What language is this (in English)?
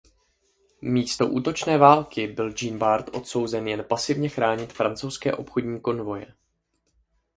Czech